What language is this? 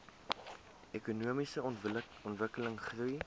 Afrikaans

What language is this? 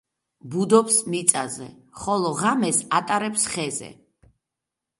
Georgian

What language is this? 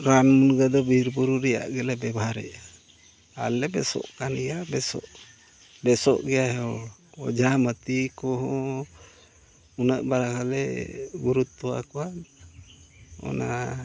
Santali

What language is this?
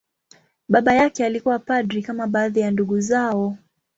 Swahili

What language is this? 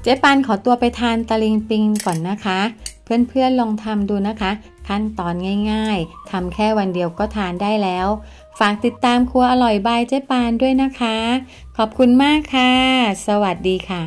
Thai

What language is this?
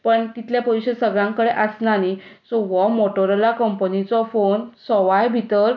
Konkani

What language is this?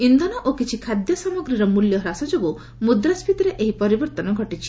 Odia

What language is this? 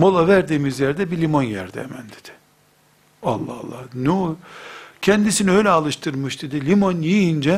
Turkish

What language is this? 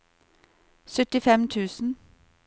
Norwegian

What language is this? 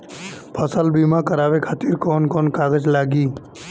Bhojpuri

